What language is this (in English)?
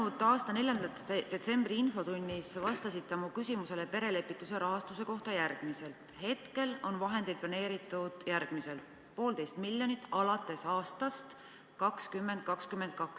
Estonian